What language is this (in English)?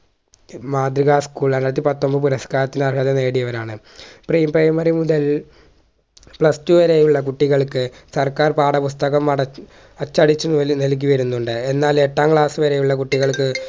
Malayalam